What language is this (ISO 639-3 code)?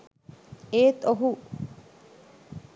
sin